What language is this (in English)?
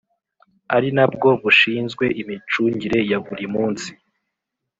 Kinyarwanda